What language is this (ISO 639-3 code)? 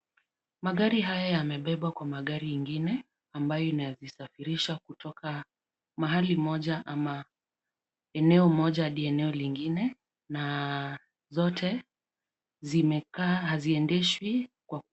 swa